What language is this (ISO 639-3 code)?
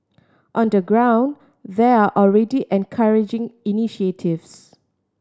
eng